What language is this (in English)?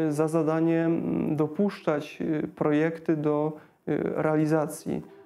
Polish